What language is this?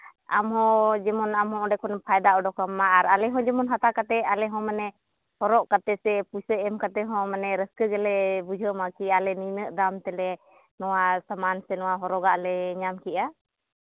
Santali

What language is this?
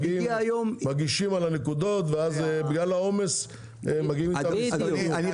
Hebrew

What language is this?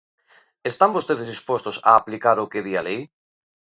Galician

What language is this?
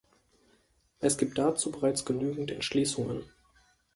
German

